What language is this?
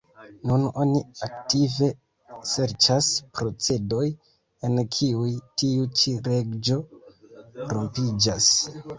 Esperanto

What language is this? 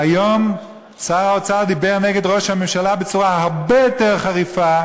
Hebrew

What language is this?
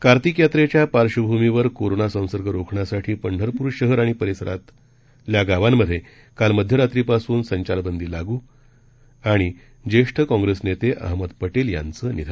Marathi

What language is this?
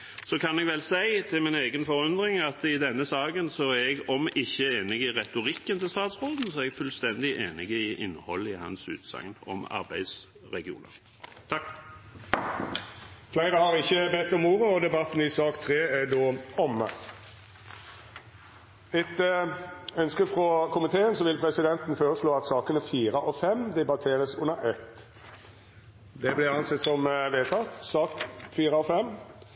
Norwegian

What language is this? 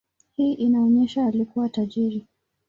Swahili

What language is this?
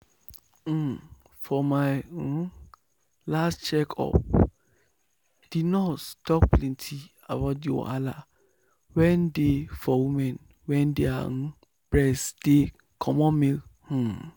Nigerian Pidgin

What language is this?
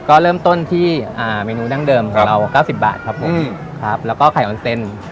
Thai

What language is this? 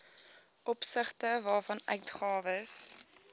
Afrikaans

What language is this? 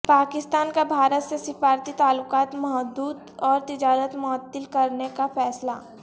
Urdu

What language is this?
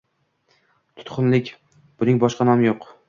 Uzbek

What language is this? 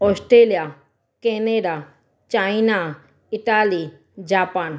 Sindhi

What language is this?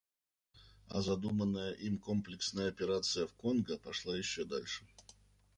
Russian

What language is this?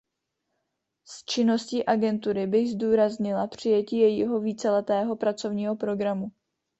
Czech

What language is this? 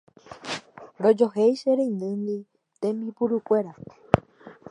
Guarani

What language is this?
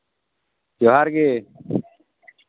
Santali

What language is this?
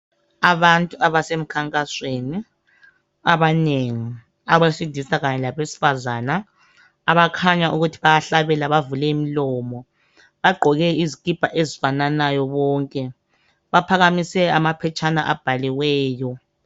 North Ndebele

